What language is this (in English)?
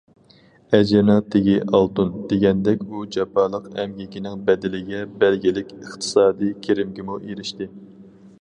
Uyghur